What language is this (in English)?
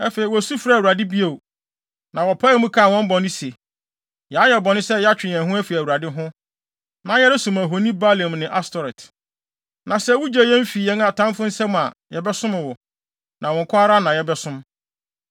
Akan